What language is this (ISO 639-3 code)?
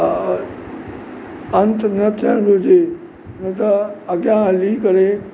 snd